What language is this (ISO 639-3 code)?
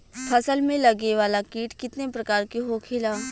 bho